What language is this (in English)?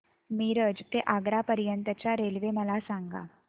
Marathi